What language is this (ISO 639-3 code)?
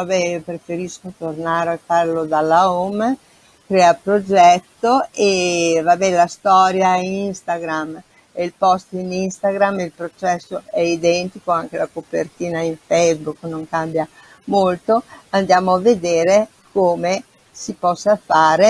ita